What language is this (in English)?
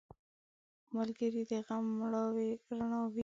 Pashto